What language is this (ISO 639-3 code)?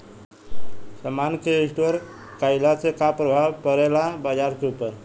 bho